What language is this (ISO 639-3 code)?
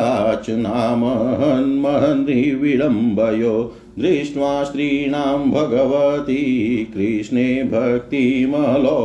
hin